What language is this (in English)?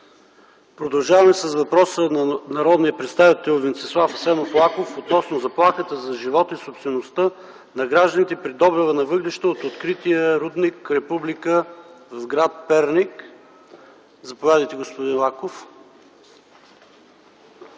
Bulgarian